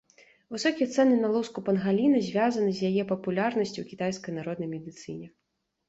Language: Belarusian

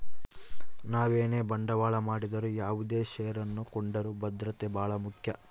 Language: Kannada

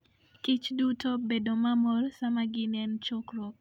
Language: Luo (Kenya and Tanzania)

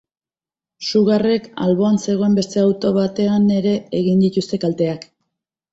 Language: Basque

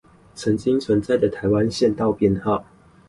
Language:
Chinese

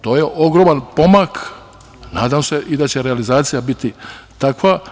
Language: Serbian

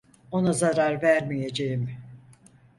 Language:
Turkish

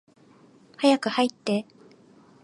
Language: Japanese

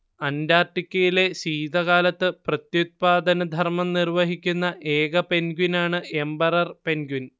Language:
Malayalam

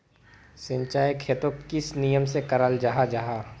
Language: Magahi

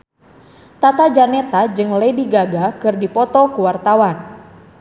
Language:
Sundanese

